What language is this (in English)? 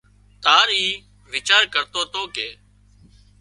Wadiyara Koli